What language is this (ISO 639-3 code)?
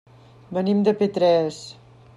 cat